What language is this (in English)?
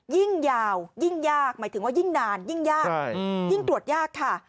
Thai